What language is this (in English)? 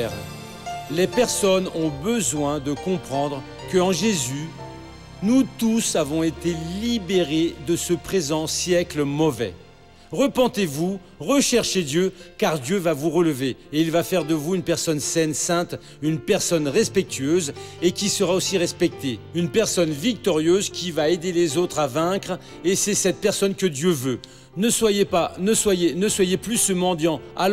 French